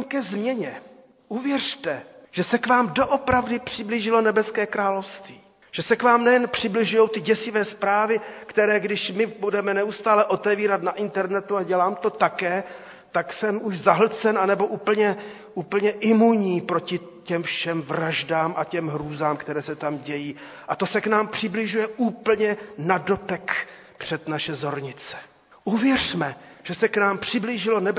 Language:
Czech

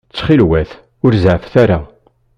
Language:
Kabyle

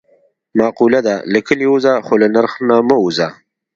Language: Pashto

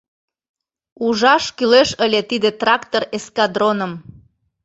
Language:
Mari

